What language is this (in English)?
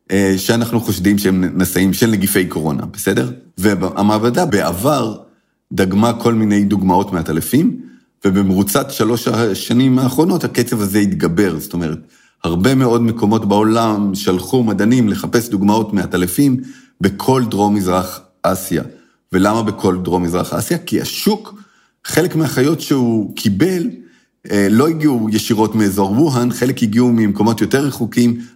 Hebrew